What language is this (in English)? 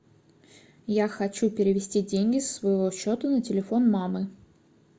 Russian